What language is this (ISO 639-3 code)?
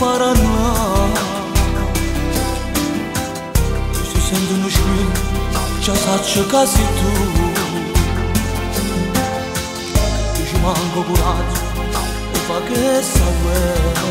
ron